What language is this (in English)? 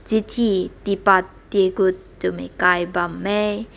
Rongmei Naga